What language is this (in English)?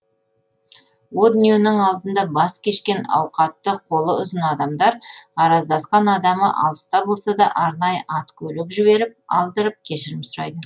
Kazakh